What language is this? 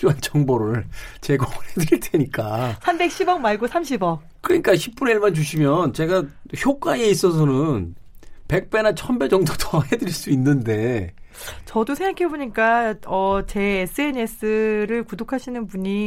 Korean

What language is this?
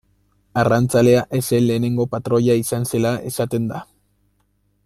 Basque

